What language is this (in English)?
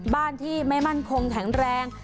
Thai